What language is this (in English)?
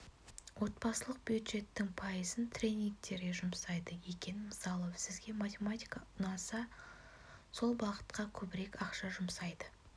Kazakh